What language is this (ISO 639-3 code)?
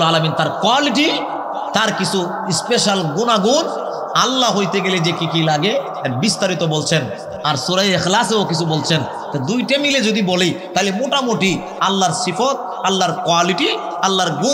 ara